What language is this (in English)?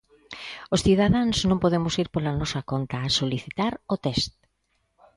Galician